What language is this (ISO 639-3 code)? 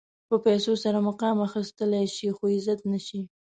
pus